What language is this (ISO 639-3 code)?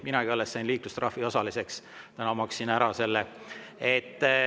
est